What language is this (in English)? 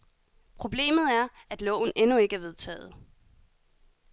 Danish